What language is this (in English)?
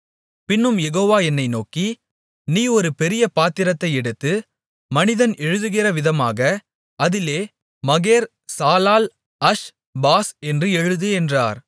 Tamil